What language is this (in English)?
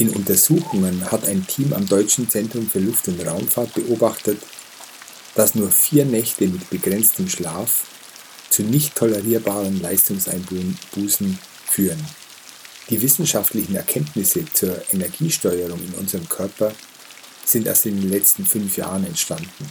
German